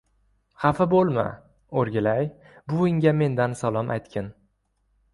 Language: Uzbek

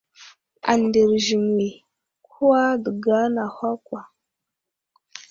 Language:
Wuzlam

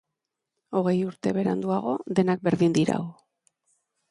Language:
Basque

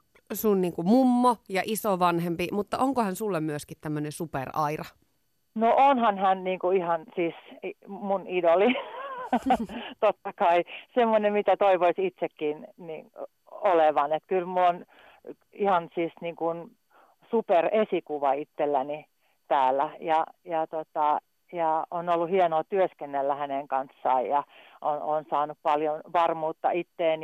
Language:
Finnish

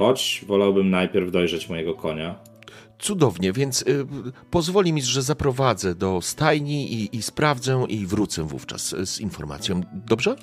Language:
Polish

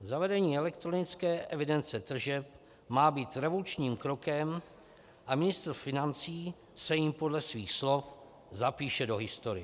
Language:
Czech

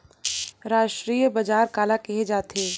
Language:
Chhattisgarhi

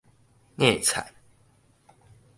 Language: Min Nan Chinese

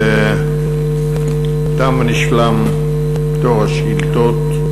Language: Hebrew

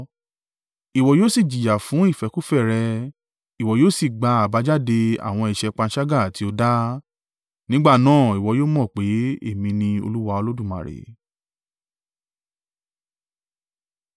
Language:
Yoruba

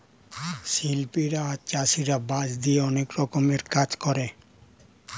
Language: Bangla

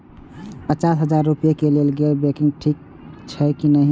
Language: Maithili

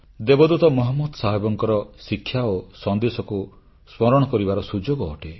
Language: Odia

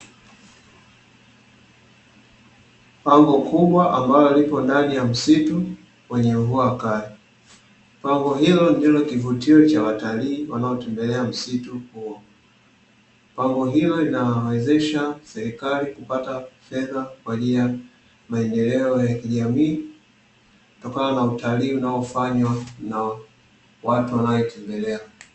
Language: Swahili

